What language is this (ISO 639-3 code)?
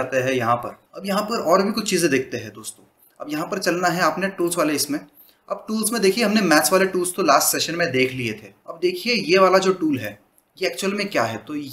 hin